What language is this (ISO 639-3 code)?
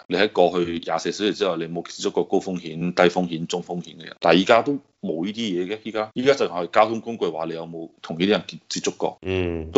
zho